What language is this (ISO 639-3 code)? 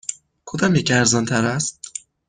fas